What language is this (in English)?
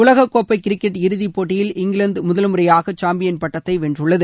Tamil